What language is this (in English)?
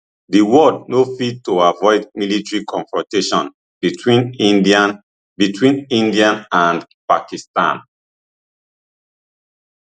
Nigerian Pidgin